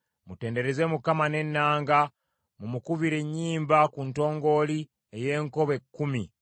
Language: Ganda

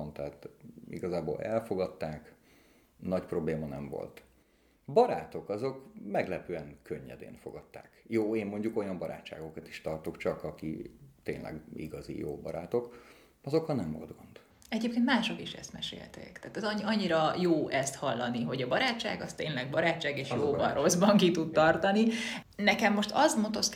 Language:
Hungarian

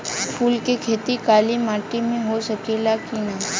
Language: Bhojpuri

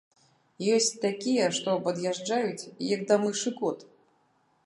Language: Belarusian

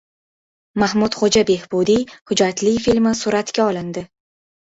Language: Uzbek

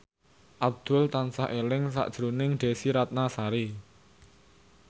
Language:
Javanese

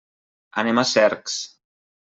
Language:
Catalan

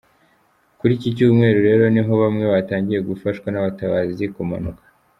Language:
Kinyarwanda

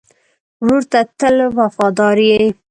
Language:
Pashto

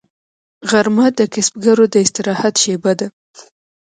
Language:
Pashto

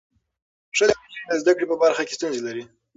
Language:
Pashto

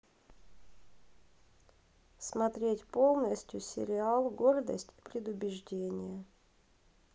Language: Russian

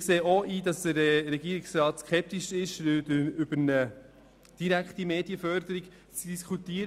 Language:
Swiss German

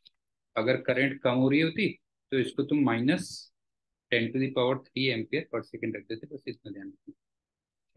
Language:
Hindi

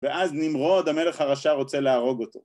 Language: Hebrew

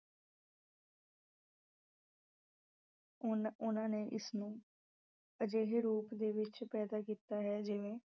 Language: Punjabi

